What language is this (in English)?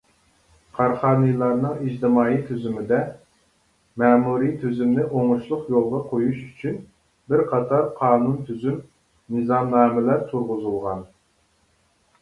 Uyghur